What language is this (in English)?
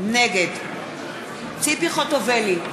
Hebrew